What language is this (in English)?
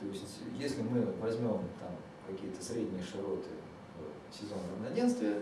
Russian